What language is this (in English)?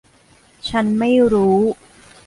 Thai